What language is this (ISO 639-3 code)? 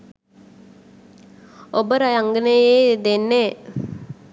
sin